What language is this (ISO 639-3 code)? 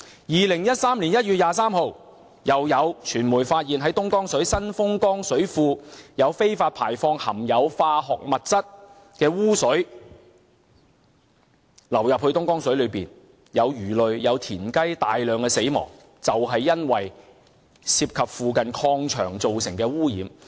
yue